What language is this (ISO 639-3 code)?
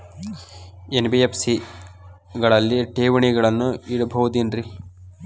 kan